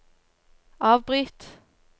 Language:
Norwegian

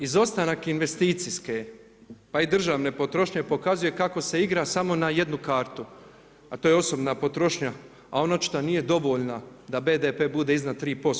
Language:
Croatian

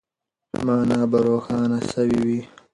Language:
Pashto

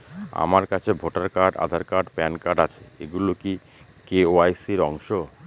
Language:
Bangla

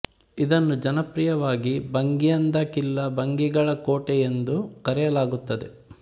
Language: Kannada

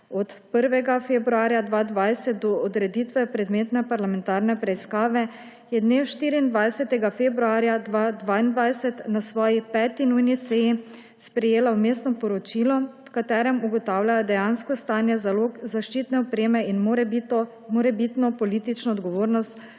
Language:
Slovenian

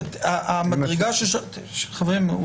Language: Hebrew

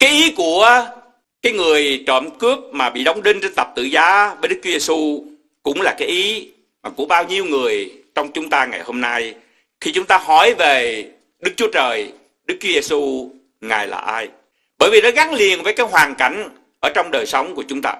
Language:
Vietnamese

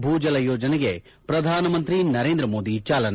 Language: Kannada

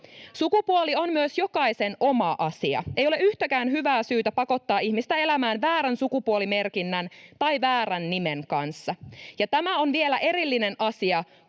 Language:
Finnish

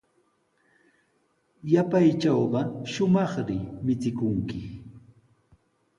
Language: Sihuas Ancash Quechua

